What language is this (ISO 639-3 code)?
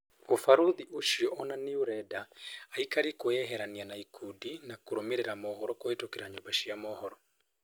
kik